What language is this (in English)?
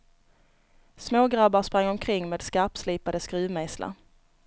Swedish